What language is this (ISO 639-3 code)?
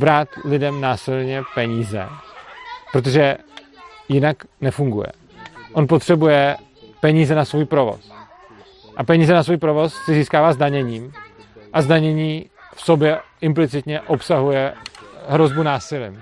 ces